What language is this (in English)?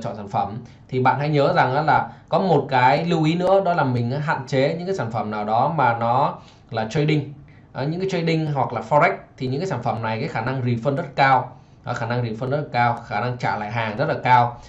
Vietnamese